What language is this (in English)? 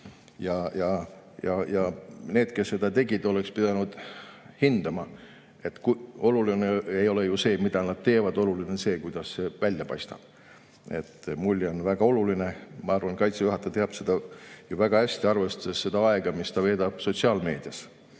Estonian